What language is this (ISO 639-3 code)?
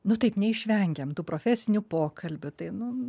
lit